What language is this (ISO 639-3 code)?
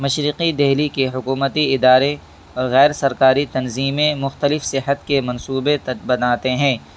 urd